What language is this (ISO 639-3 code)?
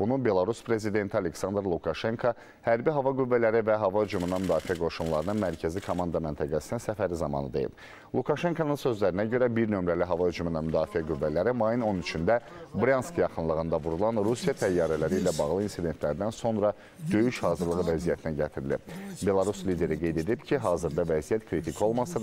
tur